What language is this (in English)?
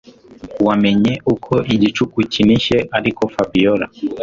Kinyarwanda